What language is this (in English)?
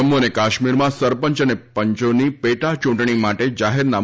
Gujarati